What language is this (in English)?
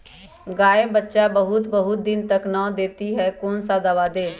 Magahi